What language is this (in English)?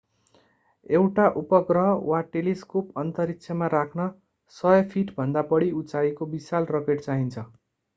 Nepali